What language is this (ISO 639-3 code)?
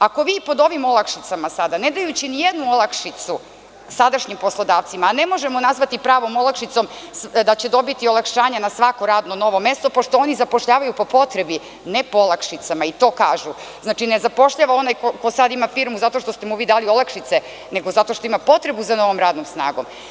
srp